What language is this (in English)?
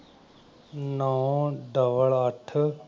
Punjabi